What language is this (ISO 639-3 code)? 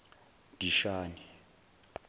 zul